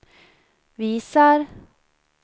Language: Swedish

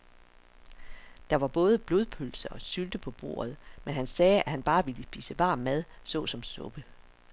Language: Danish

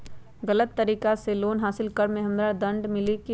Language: Magahi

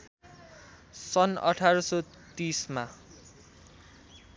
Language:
Nepali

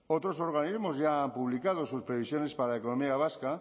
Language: Spanish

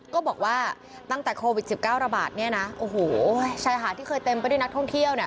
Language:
Thai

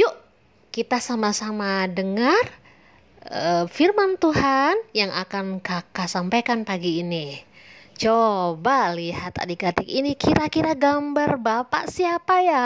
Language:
Indonesian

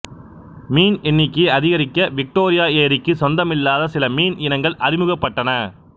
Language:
Tamil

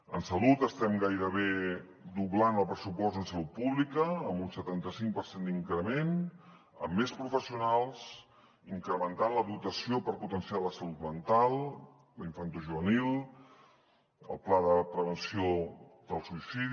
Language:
Catalan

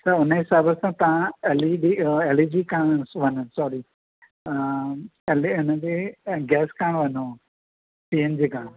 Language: Sindhi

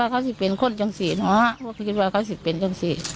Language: Thai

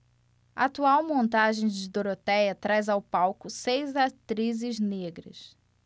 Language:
Portuguese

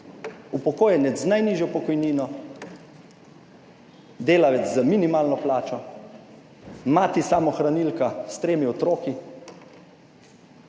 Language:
Slovenian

